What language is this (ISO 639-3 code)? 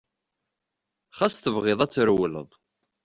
kab